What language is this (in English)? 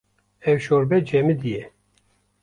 Kurdish